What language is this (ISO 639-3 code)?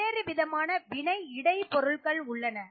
tam